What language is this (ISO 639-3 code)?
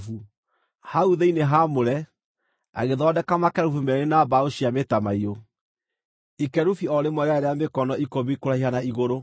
kik